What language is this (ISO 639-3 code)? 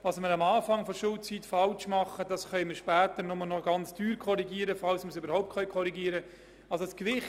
gsw